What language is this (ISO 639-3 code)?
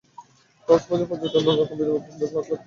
ben